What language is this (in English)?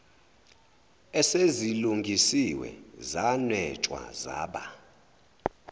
Zulu